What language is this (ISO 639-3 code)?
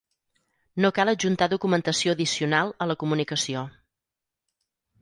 cat